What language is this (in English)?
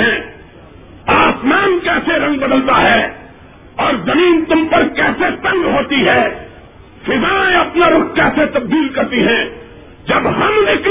Urdu